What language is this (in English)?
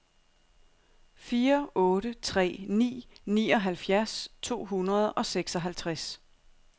Danish